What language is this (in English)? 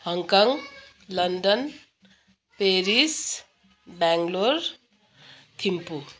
Nepali